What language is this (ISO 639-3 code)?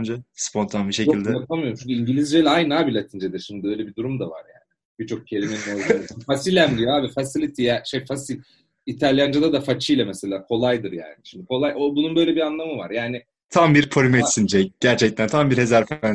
tur